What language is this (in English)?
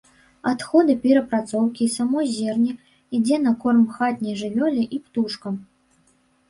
Belarusian